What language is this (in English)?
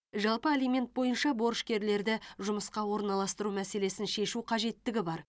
Kazakh